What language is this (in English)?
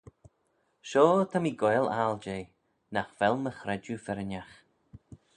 Manx